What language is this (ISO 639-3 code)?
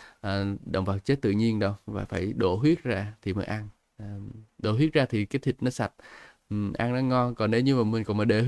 vie